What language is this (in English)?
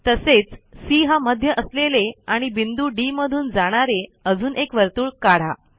Marathi